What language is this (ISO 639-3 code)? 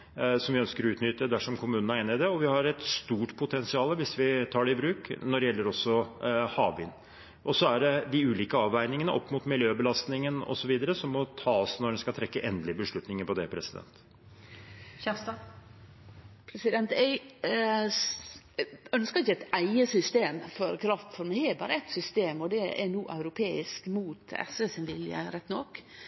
nor